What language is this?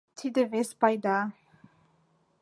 Mari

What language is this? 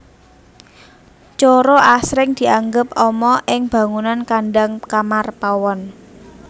Javanese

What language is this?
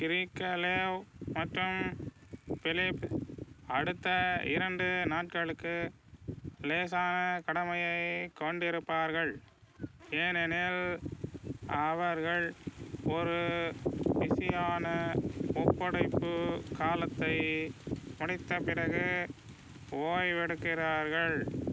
Tamil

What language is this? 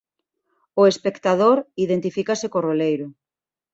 Galician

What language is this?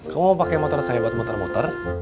Indonesian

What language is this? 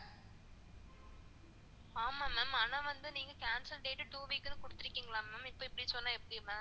Tamil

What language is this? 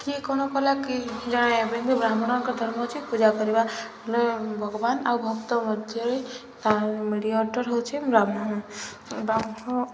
Odia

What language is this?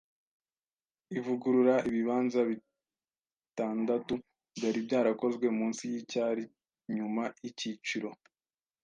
Kinyarwanda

